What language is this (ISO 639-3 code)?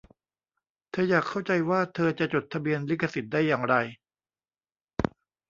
tha